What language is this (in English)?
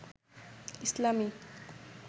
Bangla